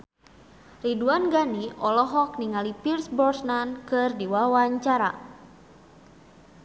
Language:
Sundanese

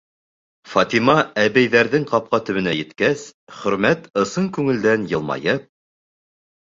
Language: Bashkir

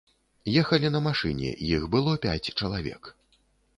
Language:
Belarusian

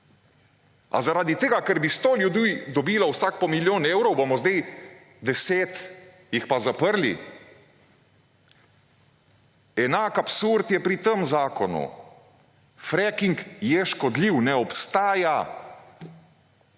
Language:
Slovenian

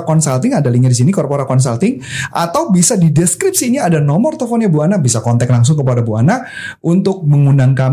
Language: Indonesian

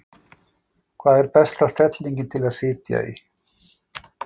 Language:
Icelandic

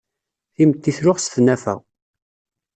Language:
Kabyle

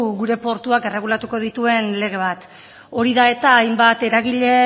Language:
Basque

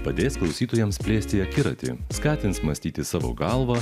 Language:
Lithuanian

